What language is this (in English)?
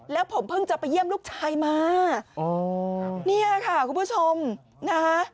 Thai